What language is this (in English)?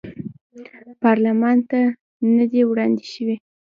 Pashto